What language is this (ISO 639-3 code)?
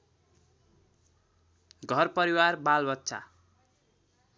nep